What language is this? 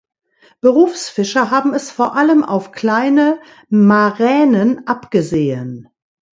German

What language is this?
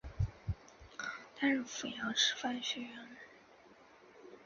Chinese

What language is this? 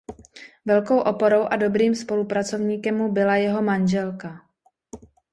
Czech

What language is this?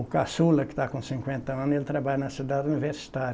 Portuguese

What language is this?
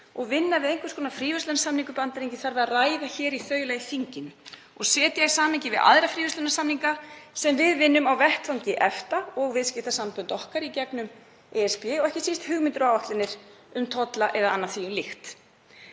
Icelandic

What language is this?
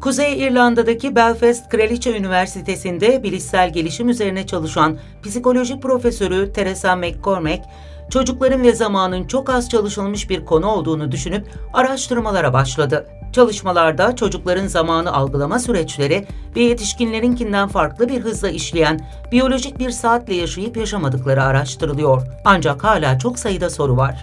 Turkish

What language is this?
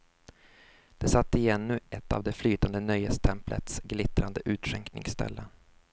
Swedish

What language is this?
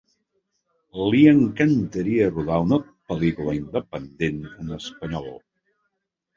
Catalan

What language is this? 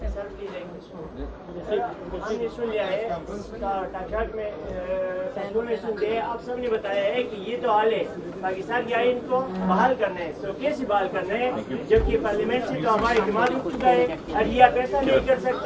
Hindi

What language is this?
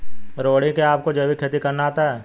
Hindi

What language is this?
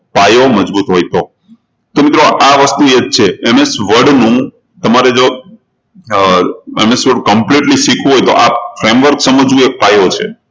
Gujarati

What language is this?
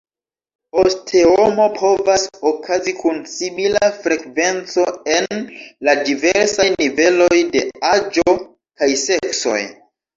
Esperanto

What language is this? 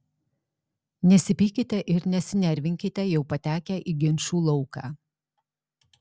Lithuanian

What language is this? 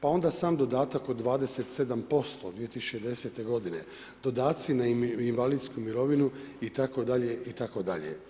Croatian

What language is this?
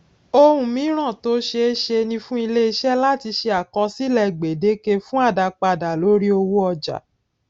Yoruba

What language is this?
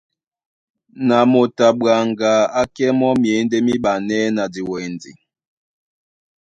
Duala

